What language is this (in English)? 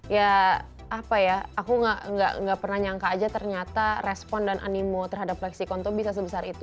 Indonesian